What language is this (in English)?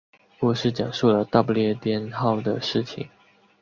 Chinese